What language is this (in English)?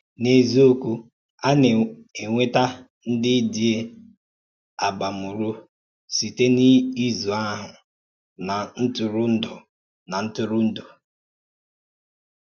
Igbo